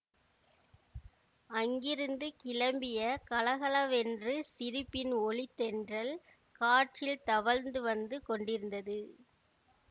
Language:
Tamil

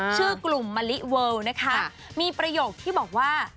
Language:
Thai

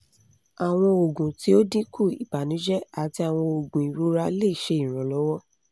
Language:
Yoruba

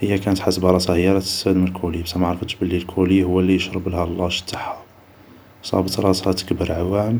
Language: Algerian Arabic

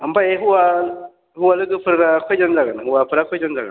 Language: Bodo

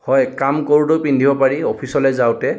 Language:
Assamese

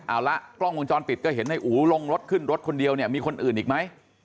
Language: Thai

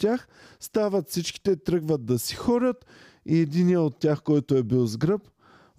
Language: Bulgarian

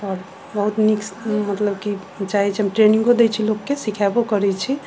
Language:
Maithili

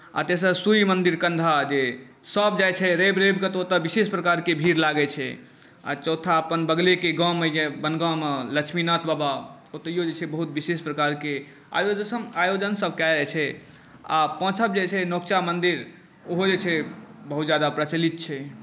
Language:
Maithili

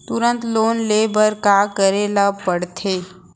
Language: Chhattisgarhi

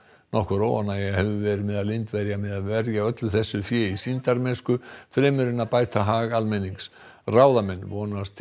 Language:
Icelandic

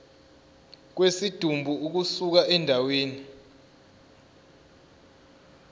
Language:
Zulu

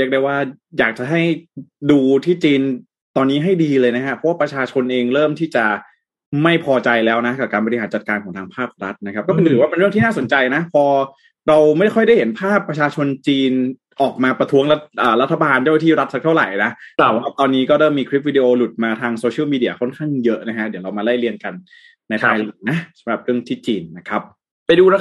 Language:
Thai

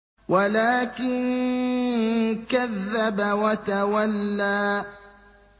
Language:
Arabic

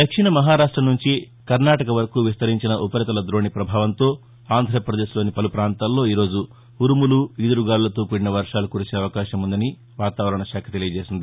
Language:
Telugu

